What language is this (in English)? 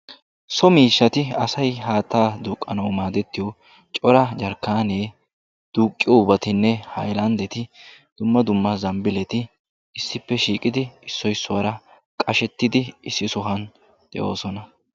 Wolaytta